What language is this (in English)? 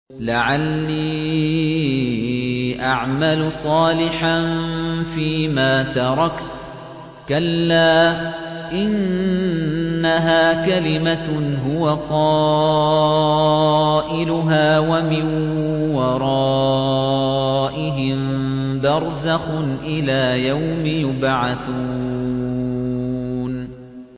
Arabic